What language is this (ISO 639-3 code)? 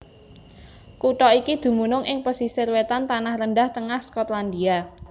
jav